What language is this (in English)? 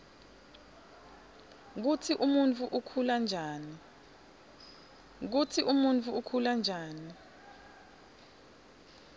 Swati